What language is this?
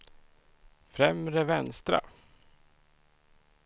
Swedish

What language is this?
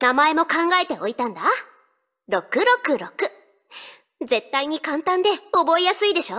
Japanese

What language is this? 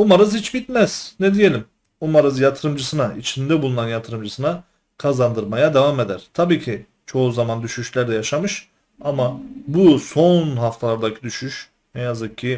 Turkish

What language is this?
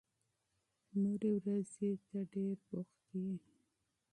Pashto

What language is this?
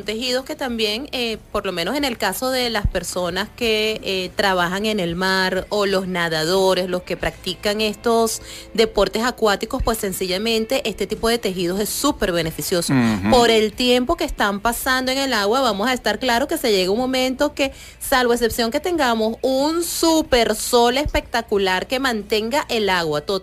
Spanish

